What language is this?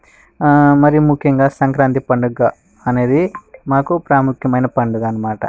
Telugu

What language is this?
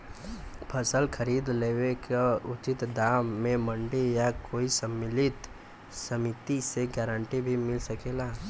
Bhojpuri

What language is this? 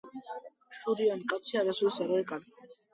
Georgian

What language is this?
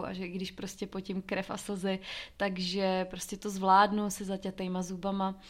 Czech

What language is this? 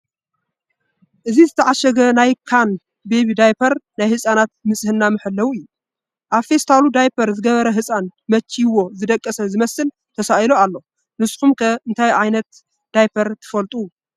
Tigrinya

